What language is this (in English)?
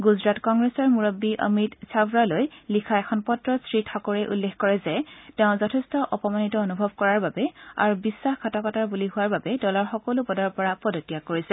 Assamese